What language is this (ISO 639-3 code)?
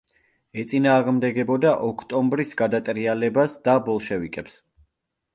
kat